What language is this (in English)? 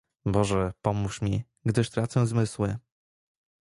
Polish